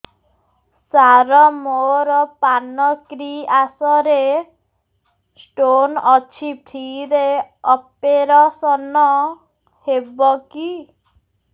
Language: Odia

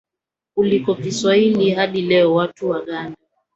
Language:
Swahili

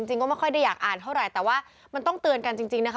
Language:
Thai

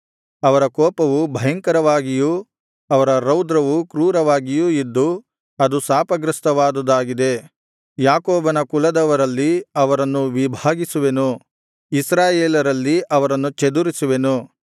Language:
Kannada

